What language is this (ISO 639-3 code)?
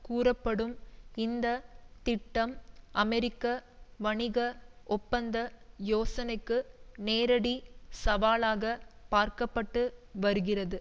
tam